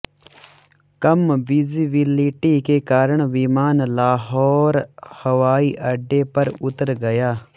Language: Hindi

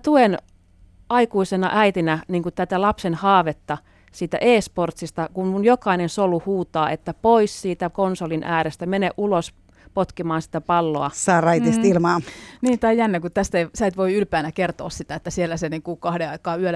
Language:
Finnish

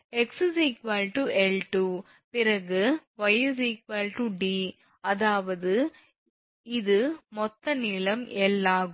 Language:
Tamil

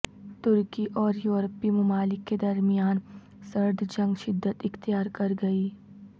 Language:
Urdu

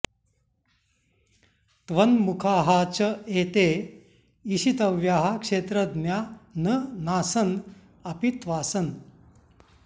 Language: Sanskrit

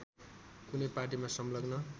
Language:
Nepali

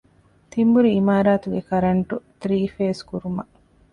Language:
Divehi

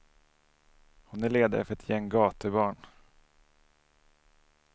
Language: Swedish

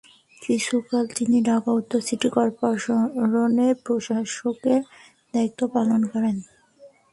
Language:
Bangla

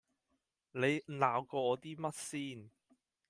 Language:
Cantonese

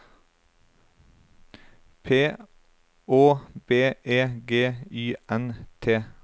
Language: Norwegian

